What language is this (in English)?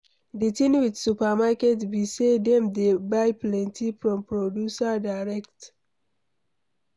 Nigerian Pidgin